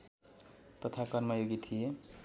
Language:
Nepali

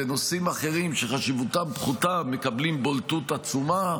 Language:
Hebrew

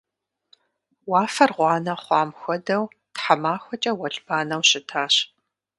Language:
Kabardian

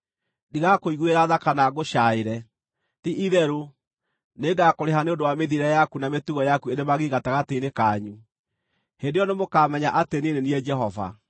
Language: Kikuyu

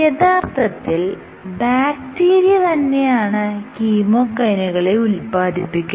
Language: Malayalam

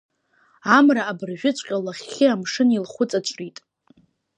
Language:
Abkhazian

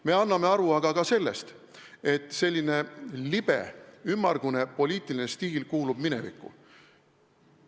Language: Estonian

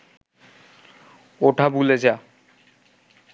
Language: Bangla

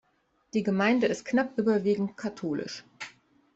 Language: German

